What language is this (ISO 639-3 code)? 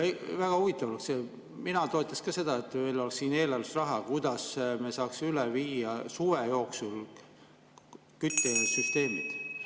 est